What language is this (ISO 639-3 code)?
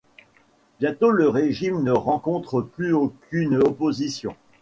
fra